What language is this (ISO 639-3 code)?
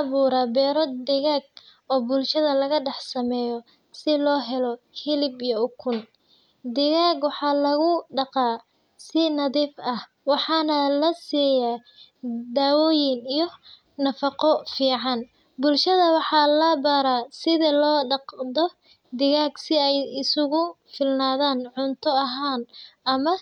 som